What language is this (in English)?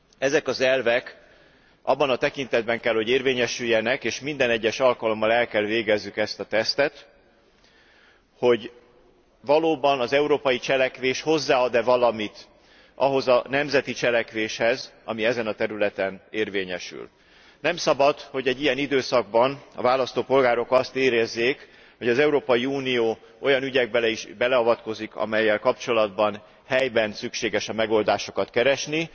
Hungarian